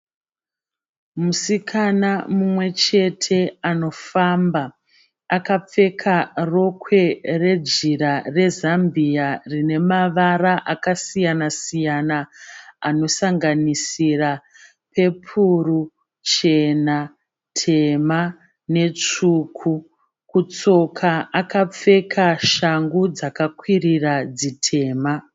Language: Shona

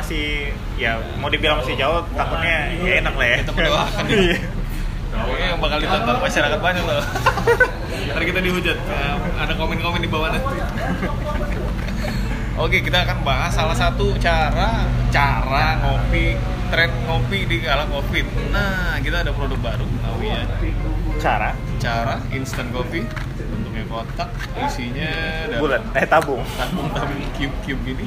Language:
Indonesian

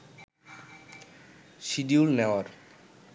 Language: Bangla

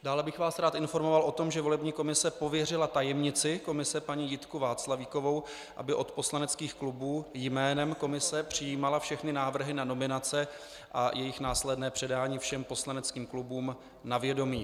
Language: Czech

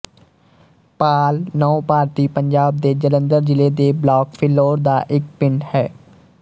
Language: Punjabi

